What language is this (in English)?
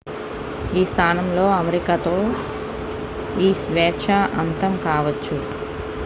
Telugu